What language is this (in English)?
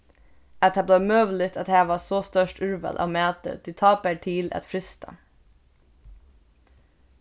Faroese